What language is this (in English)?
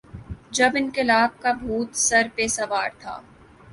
Urdu